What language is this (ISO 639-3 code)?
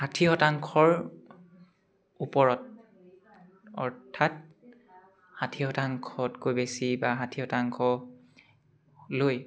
asm